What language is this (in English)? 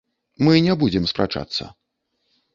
Belarusian